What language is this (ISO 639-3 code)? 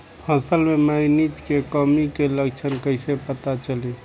bho